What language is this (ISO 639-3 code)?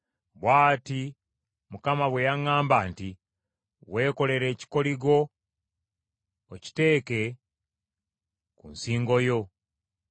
lug